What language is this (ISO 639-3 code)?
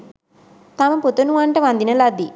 sin